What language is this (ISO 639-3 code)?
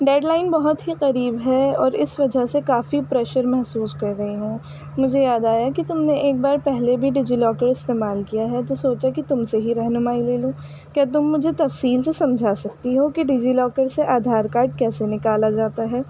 urd